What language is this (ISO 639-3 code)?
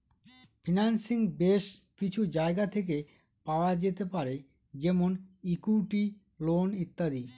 ben